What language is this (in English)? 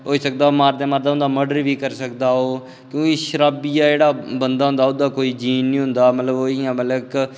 Dogri